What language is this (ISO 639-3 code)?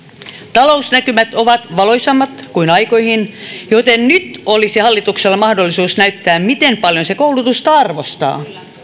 fin